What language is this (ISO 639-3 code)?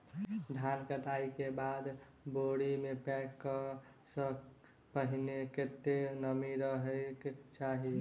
mai